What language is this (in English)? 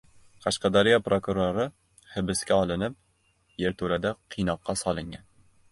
Uzbek